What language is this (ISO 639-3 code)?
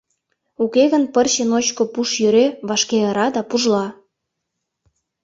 chm